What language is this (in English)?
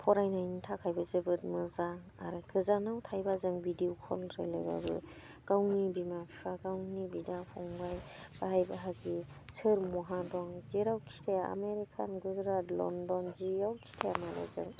Bodo